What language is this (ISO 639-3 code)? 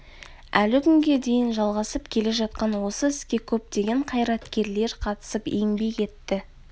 kaz